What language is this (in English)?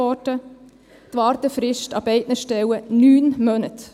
Swiss German